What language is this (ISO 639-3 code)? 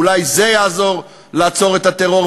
heb